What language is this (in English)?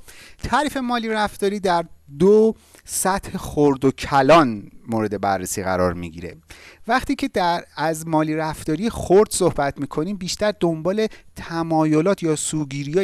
Persian